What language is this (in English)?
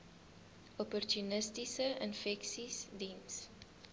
Afrikaans